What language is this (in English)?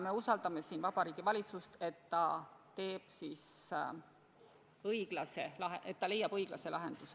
Estonian